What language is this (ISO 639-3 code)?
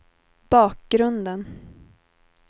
swe